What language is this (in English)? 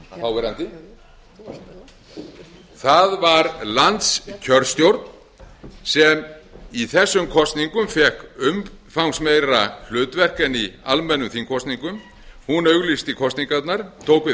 Icelandic